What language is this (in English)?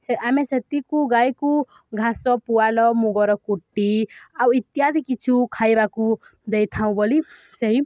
Odia